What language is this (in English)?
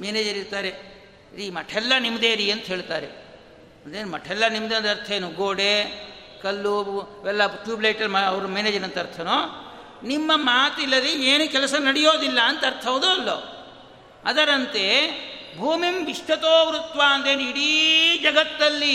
Kannada